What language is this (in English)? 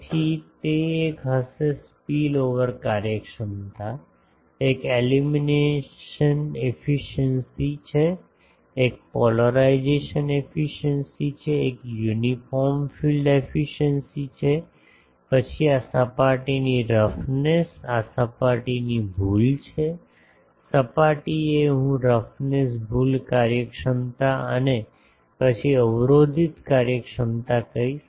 Gujarati